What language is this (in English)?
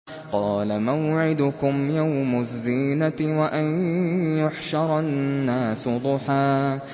Arabic